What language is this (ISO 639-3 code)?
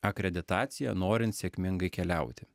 lit